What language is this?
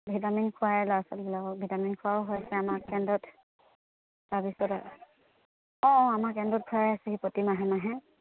Assamese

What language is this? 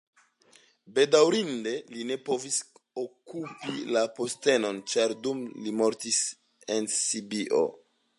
Esperanto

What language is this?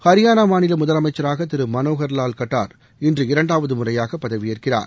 Tamil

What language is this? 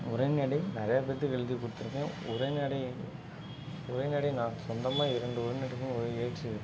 Tamil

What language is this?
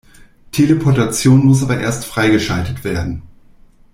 German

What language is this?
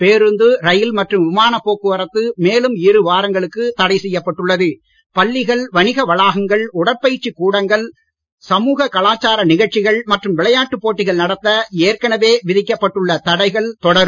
Tamil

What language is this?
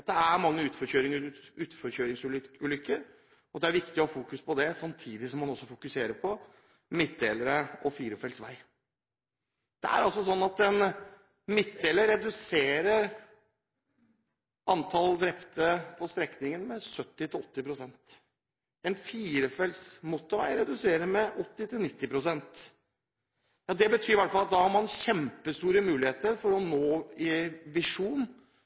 Norwegian Bokmål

